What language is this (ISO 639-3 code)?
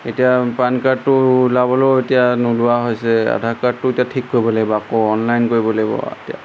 asm